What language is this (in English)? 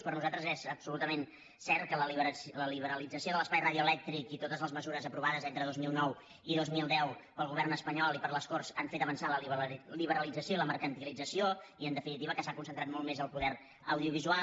Catalan